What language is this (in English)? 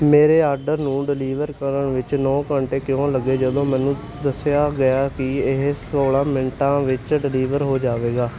Punjabi